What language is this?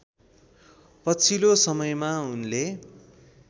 Nepali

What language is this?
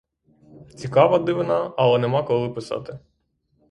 Ukrainian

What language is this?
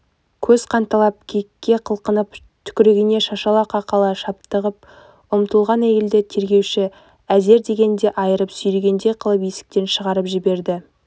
Kazakh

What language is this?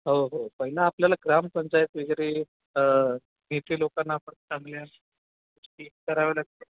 Marathi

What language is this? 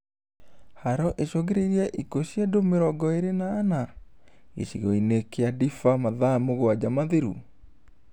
Kikuyu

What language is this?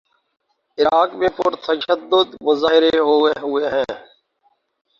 Urdu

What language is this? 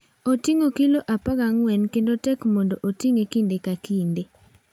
Luo (Kenya and Tanzania)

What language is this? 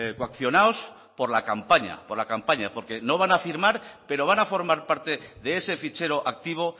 Spanish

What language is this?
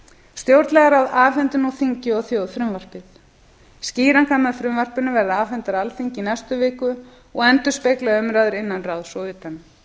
Icelandic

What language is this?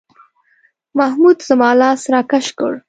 Pashto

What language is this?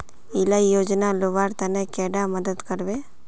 Magahi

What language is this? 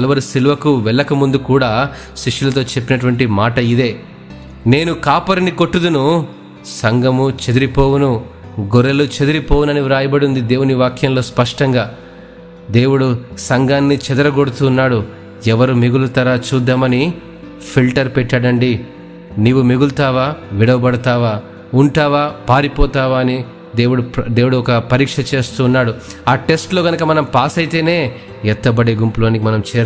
Telugu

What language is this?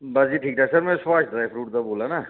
Dogri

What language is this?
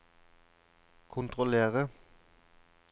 Norwegian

